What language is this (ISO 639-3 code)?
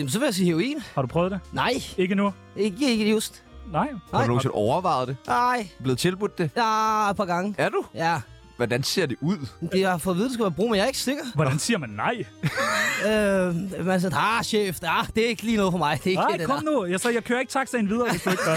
dan